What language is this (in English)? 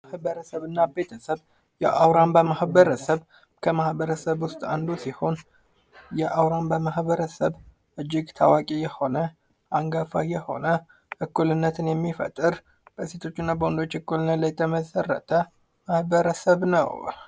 Amharic